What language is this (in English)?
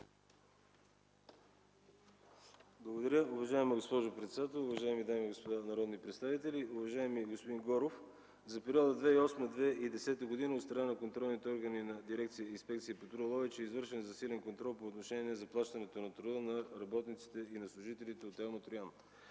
Bulgarian